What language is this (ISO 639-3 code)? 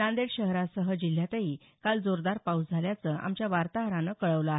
mar